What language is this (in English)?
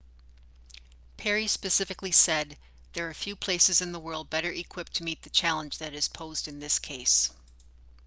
English